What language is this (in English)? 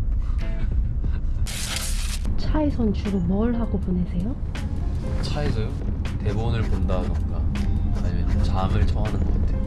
Korean